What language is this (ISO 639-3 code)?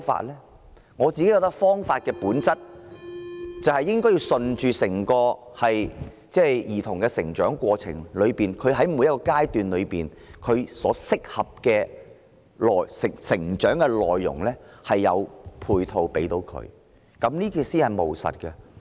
yue